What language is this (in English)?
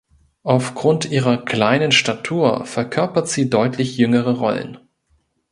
German